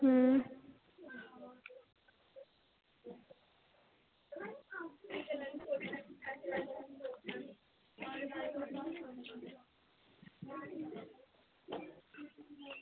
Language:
Dogri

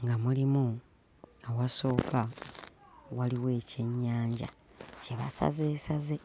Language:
Ganda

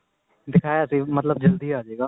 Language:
Punjabi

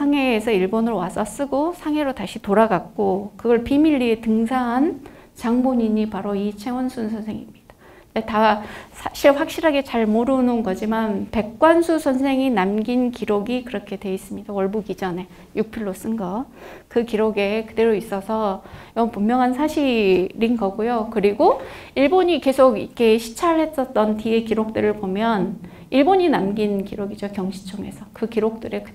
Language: Korean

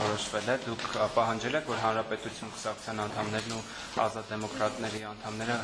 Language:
Turkish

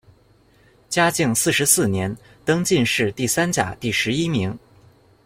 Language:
Chinese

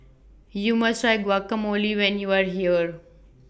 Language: English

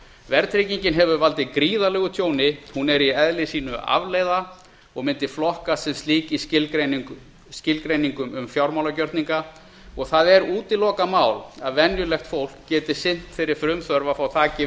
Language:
Icelandic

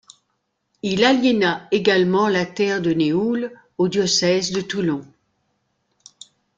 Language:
French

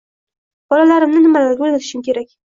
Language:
Uzbek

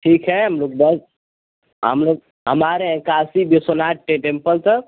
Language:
Hindi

